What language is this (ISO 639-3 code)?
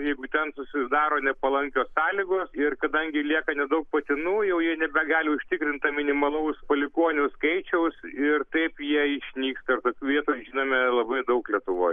lit